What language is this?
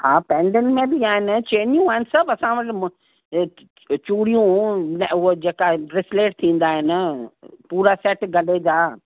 Sindhi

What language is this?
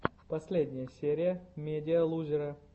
Russian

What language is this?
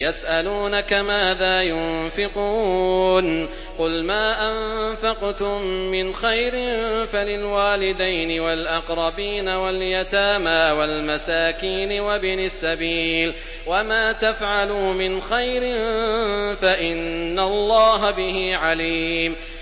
Arabic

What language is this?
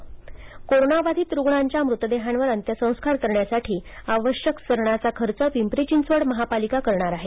Marathi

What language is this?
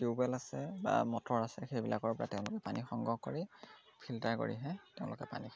Assamese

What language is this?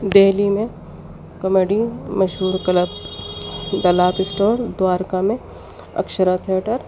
Urdu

